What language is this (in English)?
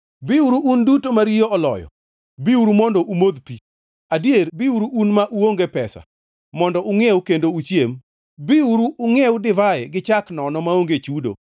Luo (Kenya and Tanzania)